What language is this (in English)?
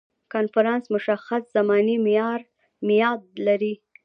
Pashto